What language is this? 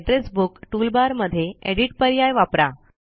Marathi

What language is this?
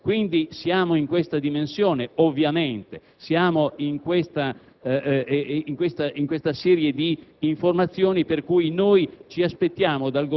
Italian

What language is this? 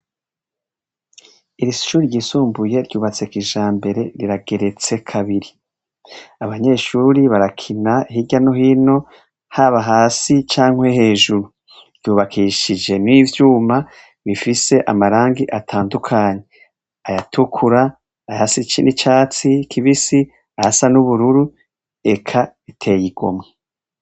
Rundi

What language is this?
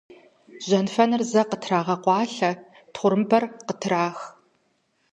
Kabardian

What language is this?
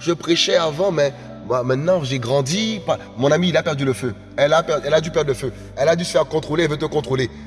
French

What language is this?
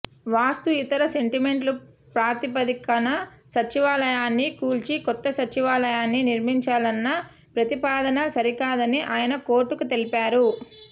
Telugu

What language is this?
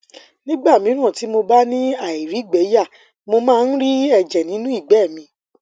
Yoruba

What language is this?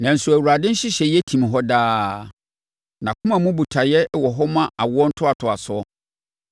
Akan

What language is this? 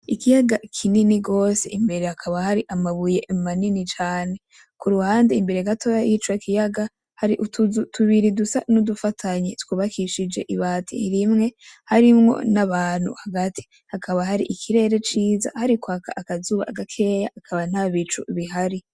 Rundi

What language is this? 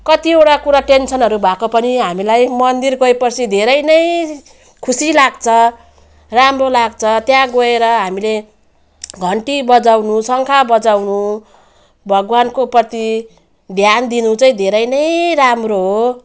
Nepali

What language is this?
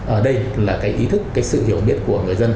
Vietnamese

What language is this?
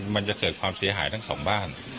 Thai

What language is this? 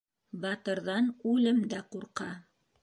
Bashkir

